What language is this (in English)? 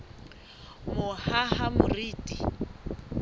Southern Sotho